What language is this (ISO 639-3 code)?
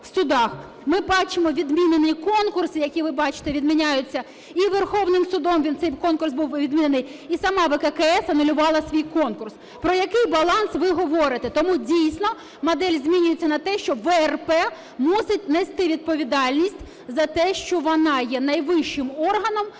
ukr